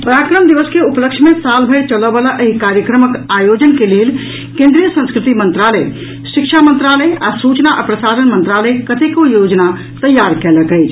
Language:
Maithili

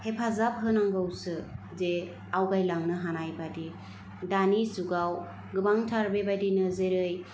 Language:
Bodo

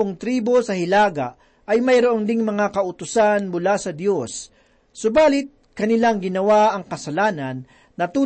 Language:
Filipino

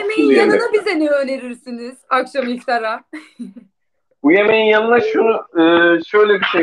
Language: Turkish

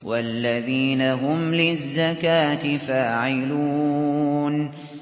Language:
Arabic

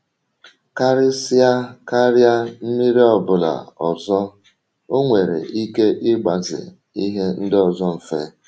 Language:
Igbo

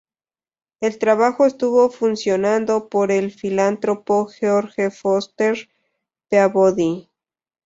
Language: Spanish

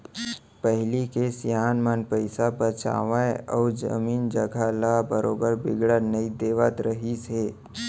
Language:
Chhattisgarhi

